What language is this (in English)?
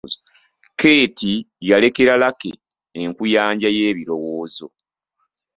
Ganda